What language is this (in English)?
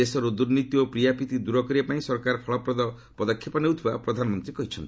Odia